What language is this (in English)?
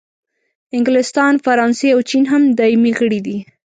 Pashto